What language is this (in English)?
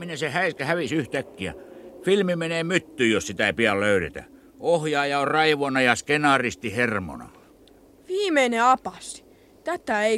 Finnish